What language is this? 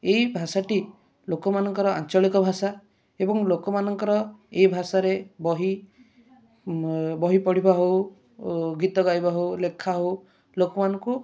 Odia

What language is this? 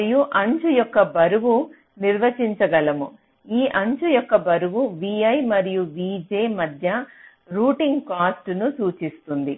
Telugu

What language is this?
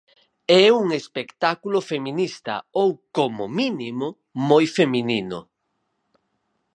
Galician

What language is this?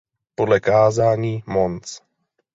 Czech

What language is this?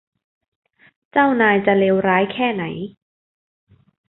Thai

